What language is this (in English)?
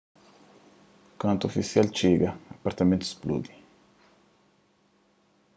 Kabuverdianu